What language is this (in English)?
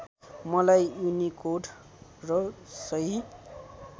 Nepali